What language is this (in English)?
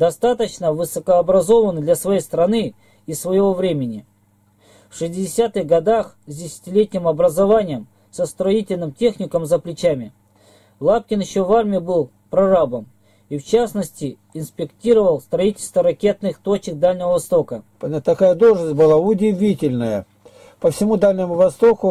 Russian